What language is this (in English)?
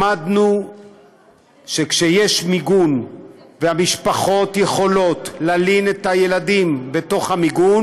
Hebrew